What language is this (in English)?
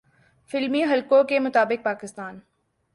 Urdu